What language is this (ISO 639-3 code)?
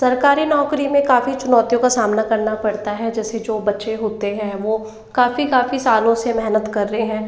hin